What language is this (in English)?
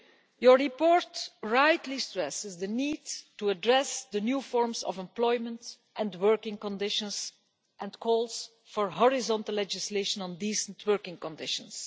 English